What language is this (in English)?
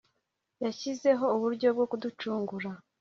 Kinyarwanda